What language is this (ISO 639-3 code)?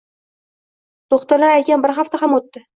uzb